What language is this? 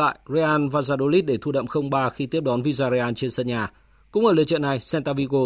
Vietnamese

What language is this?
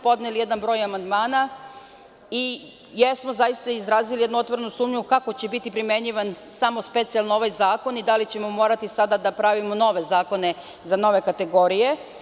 Serbian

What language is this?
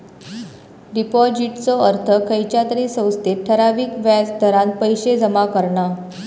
Marathi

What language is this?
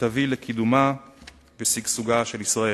Hebrew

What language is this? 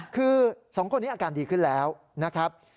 Thai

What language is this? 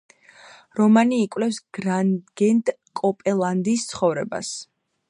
Georgian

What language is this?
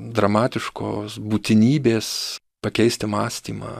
Lithuanian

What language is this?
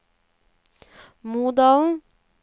Norwegian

